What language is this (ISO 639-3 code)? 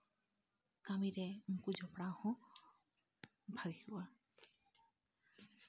sat